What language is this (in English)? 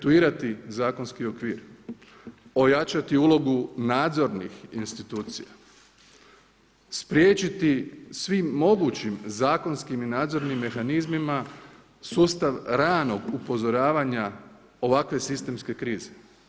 Croatian